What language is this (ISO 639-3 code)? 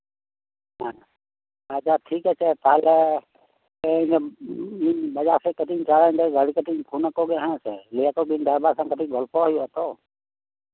sat